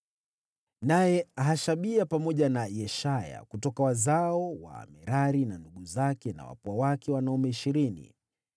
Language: Swahili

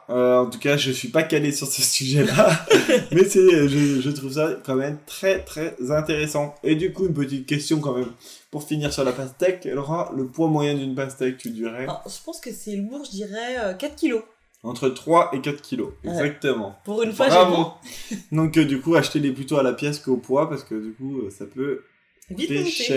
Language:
French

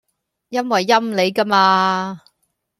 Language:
Cantonese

